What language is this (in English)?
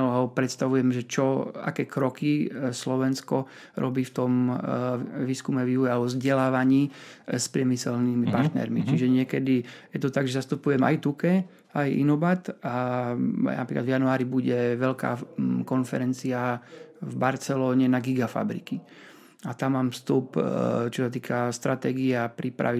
Slovak